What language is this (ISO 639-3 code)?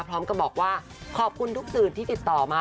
tha